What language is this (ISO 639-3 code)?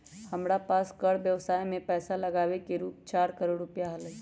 mag